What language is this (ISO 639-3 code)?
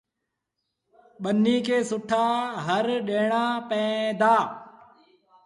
sbn